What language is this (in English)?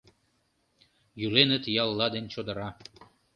Mari